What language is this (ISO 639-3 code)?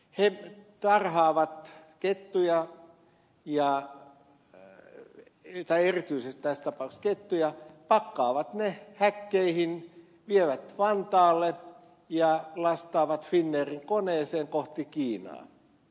fin